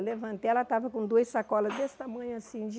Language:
Portuguese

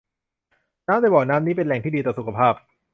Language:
Thai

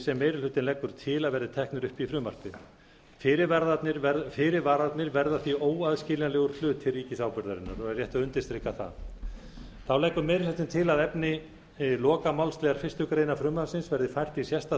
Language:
Icelandic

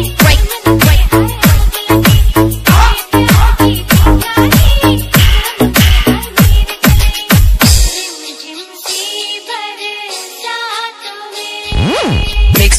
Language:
Dutch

